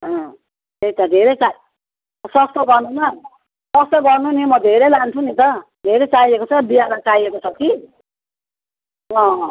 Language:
Nepali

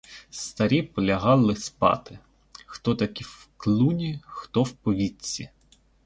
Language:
Ukrainian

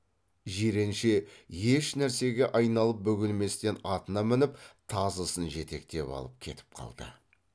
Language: Kazakh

